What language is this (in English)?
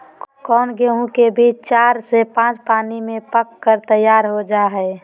Magahi